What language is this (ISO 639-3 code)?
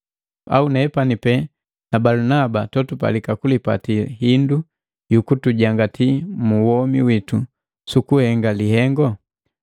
mgv